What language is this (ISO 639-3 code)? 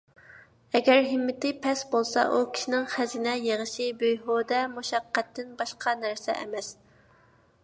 uig